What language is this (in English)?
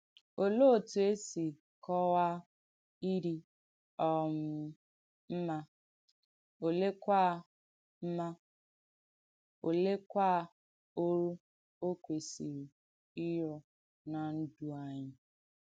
Igbo